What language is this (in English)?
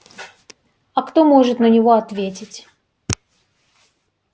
Russian